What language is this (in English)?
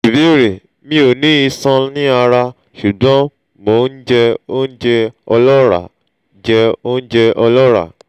Yoruba